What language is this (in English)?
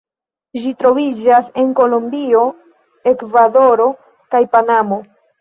Esperanto